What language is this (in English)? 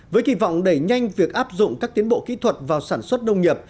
Vietnamese